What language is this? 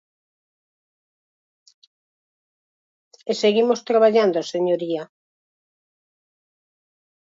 Galician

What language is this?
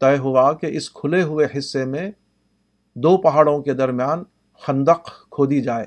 Urdu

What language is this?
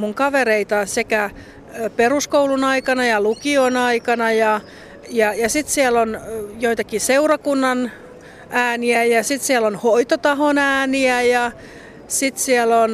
Finnish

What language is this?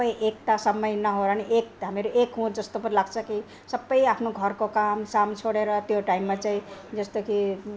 Nepali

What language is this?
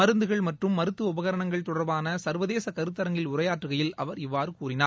Tamil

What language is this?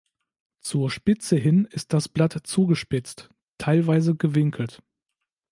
German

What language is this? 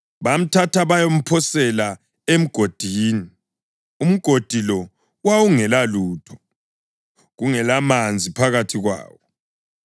North Ndebele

